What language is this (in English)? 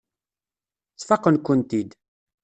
Kabyle